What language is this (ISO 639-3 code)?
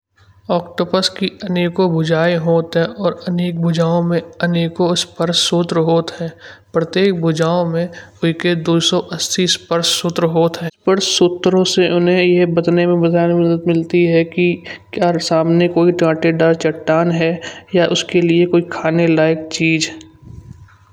bjj